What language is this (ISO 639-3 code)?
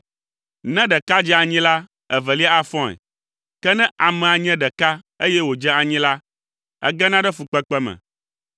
ewe